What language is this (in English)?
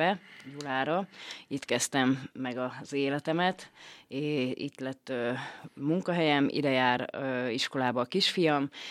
Hungarian